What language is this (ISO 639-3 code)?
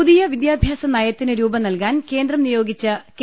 mal